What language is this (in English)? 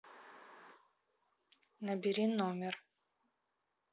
Russian